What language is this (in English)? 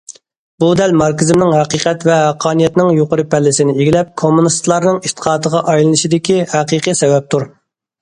Uyghur